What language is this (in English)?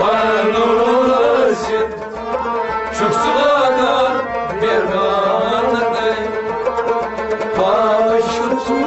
Turkish